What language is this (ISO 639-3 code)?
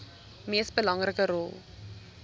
afr